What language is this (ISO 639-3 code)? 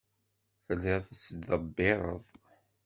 kab